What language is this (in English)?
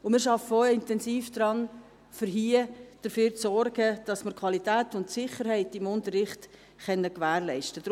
Swiss German